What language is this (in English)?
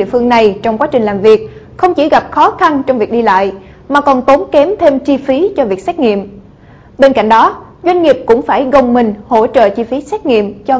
Vietnamese